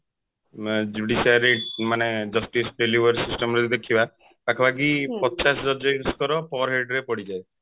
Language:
Odia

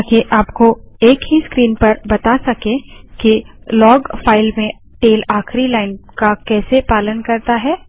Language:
Hindi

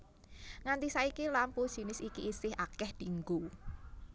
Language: Javanese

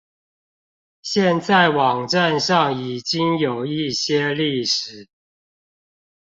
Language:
Chinese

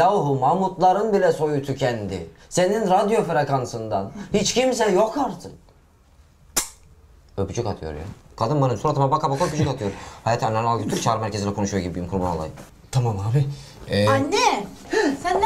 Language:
Turkish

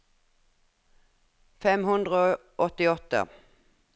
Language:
Norwegian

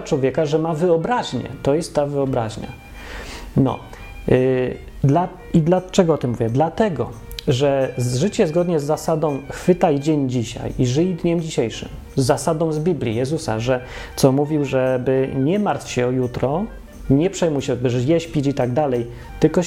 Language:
Polish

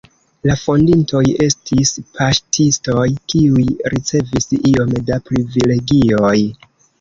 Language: Esperanto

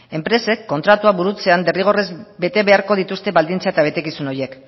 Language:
Basque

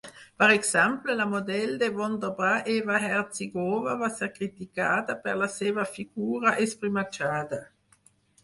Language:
Catalan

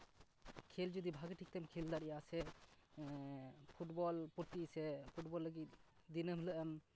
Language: Santali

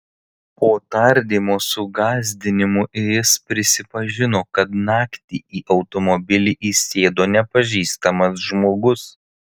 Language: Lithuanian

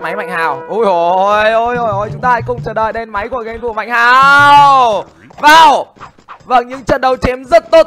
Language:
Vietnamese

